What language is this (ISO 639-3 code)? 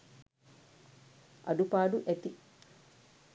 sin